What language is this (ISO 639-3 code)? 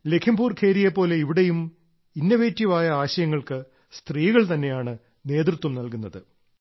mal